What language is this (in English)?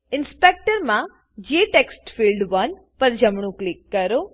Gujarati